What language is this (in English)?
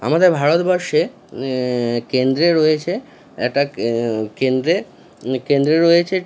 Bangla